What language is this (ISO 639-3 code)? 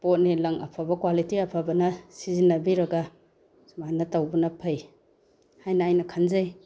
mni